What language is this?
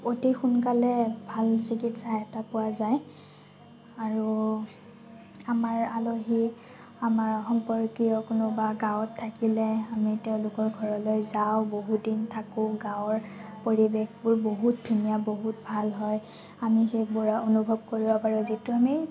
Assamese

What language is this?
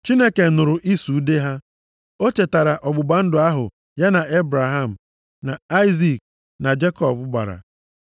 Igbo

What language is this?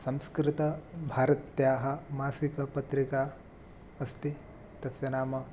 Sanskrit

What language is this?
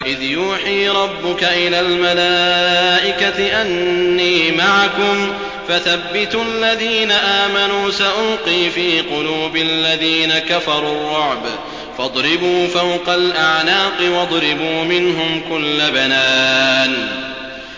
Arabic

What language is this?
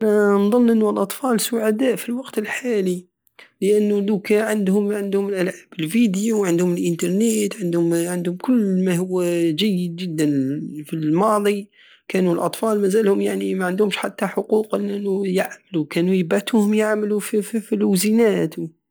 Algerian Saharan Arabic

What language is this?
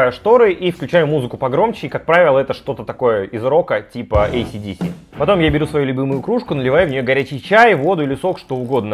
Russian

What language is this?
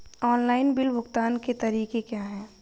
Hindi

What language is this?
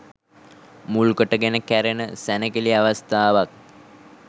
Sinhala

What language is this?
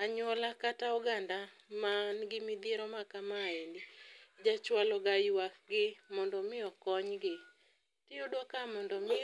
Luo (Kenya and Tanzania)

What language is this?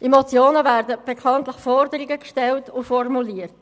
Swiss German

